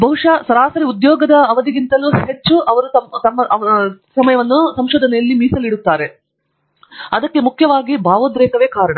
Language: Kannada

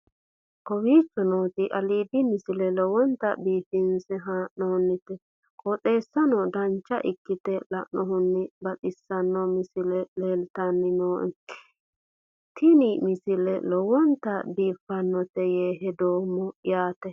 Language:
Sidamo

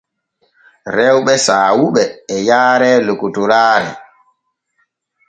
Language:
Borgu Fulfulde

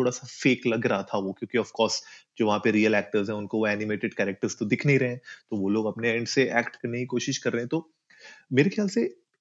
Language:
Hindi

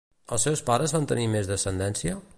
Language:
Catalan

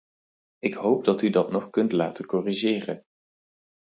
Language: Dutch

